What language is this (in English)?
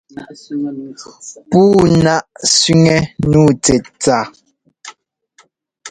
Ngomba